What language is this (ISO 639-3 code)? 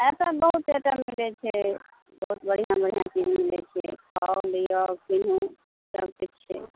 mai